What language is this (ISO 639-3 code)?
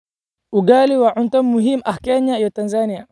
som